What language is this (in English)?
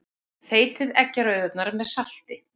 Icelandic